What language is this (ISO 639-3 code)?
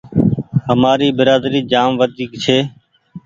gig